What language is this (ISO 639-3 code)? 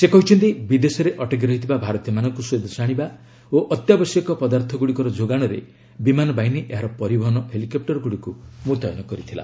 ori